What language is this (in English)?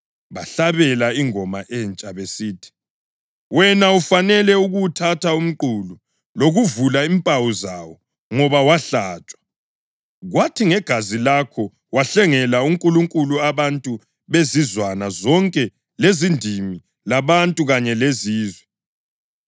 North Ndebele